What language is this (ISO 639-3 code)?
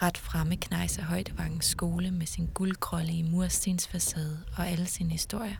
dan